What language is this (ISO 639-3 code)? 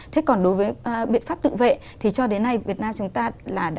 vie